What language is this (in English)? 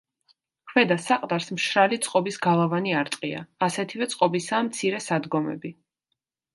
Georgian